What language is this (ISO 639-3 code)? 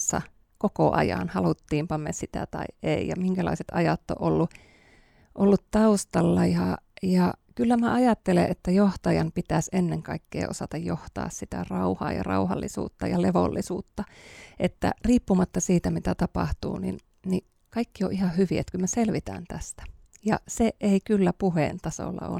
fin